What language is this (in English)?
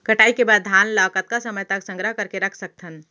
Chhattisgarhi